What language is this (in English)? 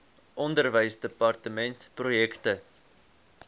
Afrikaans